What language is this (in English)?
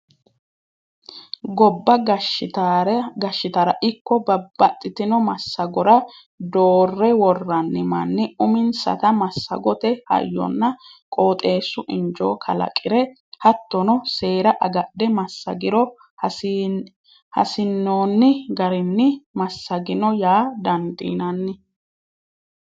Sidamo